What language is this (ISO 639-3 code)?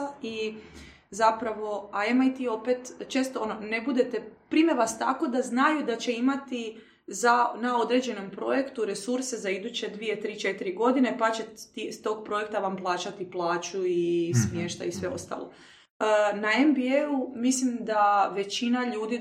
hrv